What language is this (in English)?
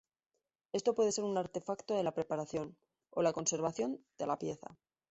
Spanish